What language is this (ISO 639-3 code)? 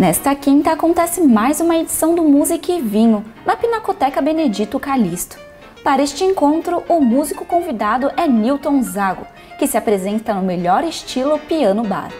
por